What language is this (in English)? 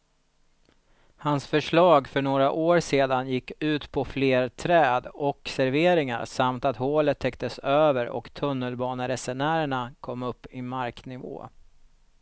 Swedish